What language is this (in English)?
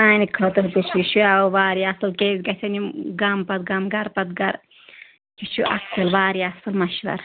Kashmiri